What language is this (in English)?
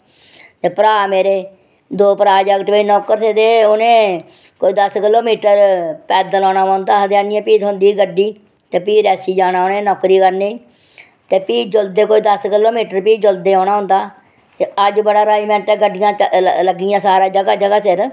Dogri